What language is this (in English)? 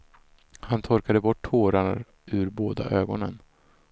Swedish